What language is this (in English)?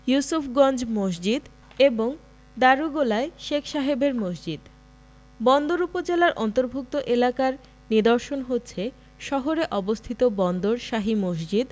Bangla